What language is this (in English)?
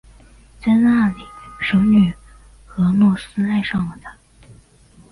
Chinese